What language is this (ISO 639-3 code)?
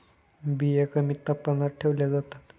mar